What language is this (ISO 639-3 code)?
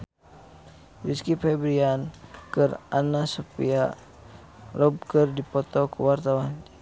sun